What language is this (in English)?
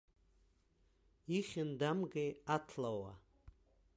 Abkhazian